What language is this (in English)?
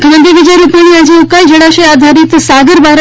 Gujarati